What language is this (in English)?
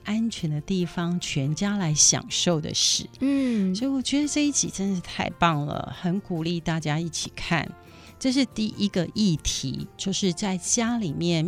Chinese